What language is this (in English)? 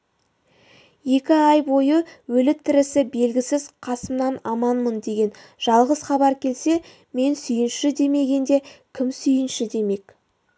Kazakh